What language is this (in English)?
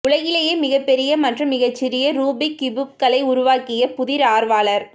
Tamil